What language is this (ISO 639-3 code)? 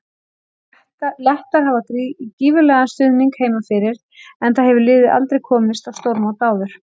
isl